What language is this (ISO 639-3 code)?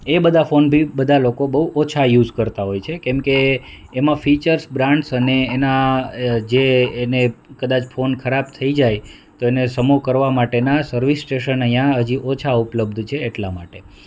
guj